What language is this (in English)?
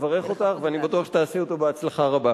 Hebrew